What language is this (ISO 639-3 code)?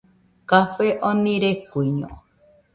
hux